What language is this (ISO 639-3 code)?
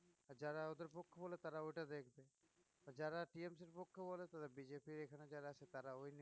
ben